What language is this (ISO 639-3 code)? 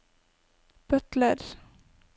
nor